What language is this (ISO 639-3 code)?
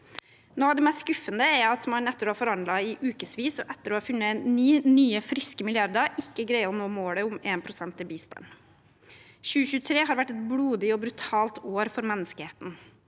nor